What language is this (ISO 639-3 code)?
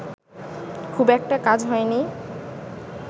ben